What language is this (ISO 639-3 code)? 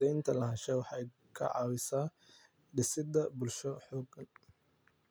som